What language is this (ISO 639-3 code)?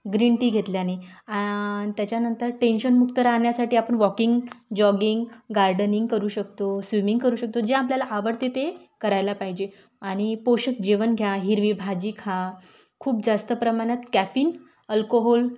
mar